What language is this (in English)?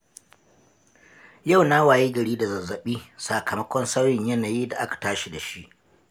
Hausa